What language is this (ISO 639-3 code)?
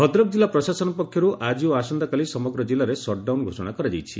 ori